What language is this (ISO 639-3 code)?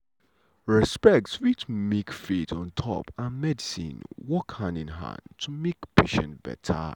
pcm